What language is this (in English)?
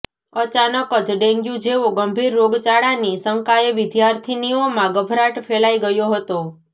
Gujarati